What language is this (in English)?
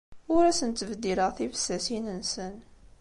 Kabyle